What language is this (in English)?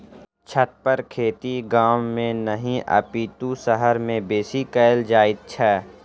Maithili